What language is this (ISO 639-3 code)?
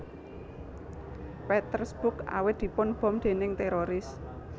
jav